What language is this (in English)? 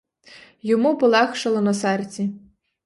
Ukrainian